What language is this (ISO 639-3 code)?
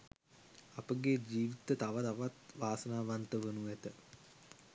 sin